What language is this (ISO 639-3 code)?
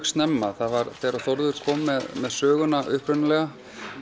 isl